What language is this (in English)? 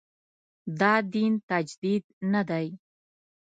Pashto